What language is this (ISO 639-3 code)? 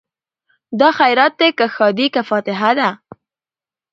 pus